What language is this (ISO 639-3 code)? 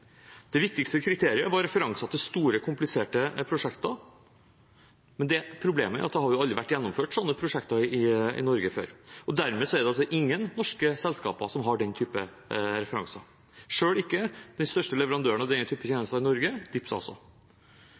nob